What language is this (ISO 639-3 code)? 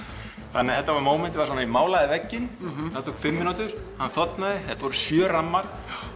isl